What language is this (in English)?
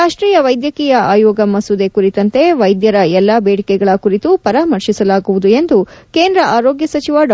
Kannada